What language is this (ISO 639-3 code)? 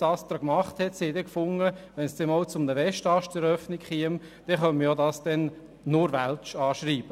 gsw